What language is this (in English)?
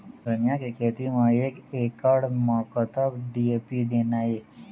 Chhattisgarhi